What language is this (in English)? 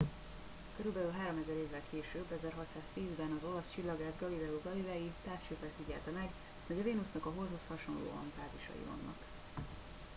Hungarian